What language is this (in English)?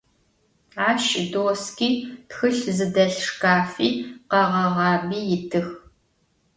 Adyghe